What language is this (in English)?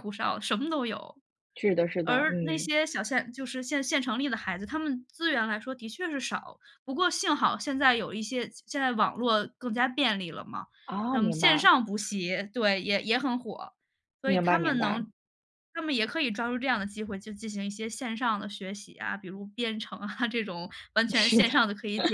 Chinese